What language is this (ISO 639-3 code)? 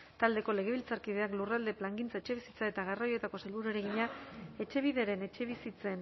eus